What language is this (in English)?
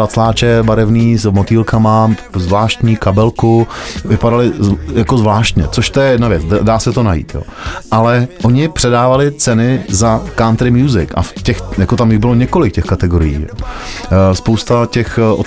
Czech